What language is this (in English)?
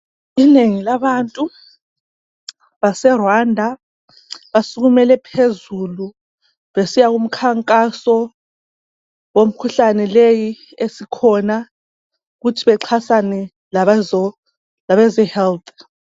North Ndebele